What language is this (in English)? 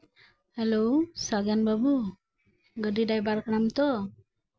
Santali